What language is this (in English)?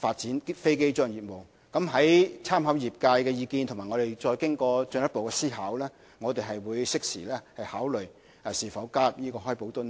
Cantonese